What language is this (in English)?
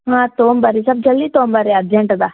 Kannada